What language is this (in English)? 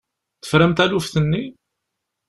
Kabyle